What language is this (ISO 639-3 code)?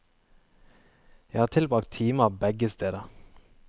nor